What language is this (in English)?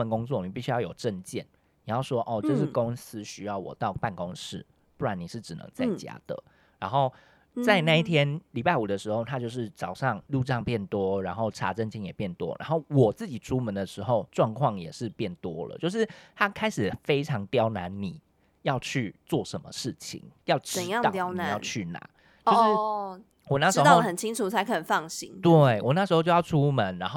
Chinese